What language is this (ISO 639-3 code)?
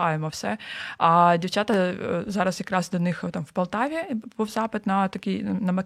ukr